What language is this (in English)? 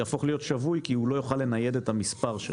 Hebrew